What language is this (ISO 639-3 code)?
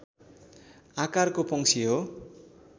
nep